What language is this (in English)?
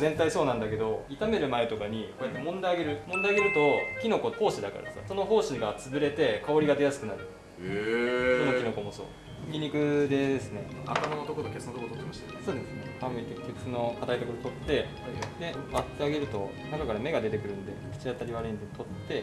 Japanese